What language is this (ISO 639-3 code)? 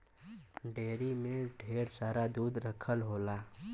bho